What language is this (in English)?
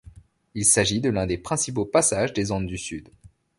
French